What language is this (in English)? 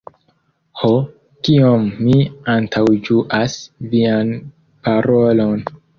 Esperanto